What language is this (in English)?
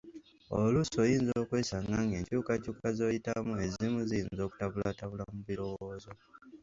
Ganda